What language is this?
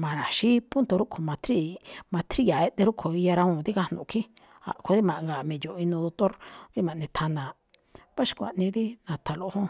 Malinaltepec Me'phaa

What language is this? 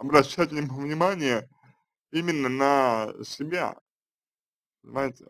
Russian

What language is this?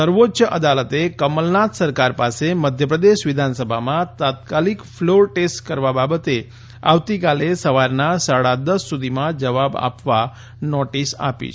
Gujarati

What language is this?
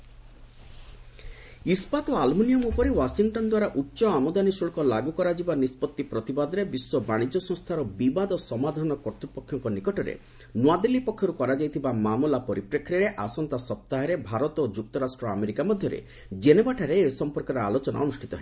Odia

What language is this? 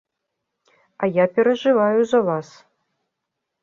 Belarusian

